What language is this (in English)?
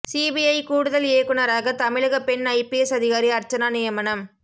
Tamil